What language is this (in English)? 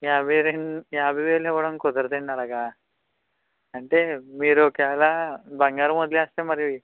Telugu